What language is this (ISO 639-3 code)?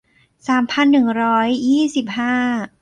tha